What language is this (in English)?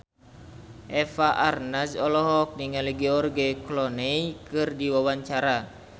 Sundanese